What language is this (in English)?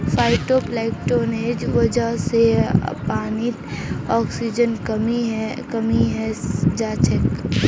Magahi